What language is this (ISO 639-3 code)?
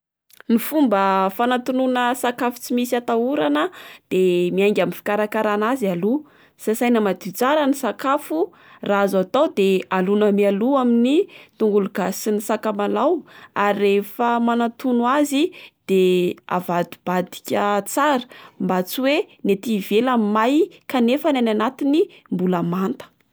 mlg